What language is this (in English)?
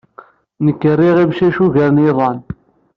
Kabyle